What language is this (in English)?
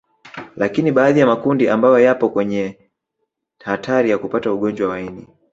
Swahili